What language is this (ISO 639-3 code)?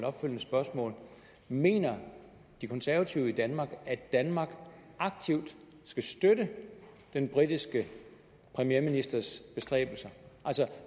dan